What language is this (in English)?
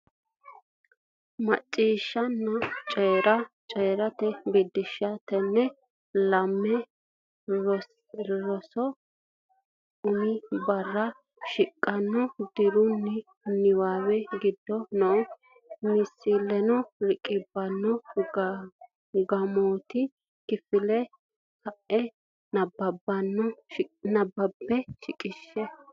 Sidamo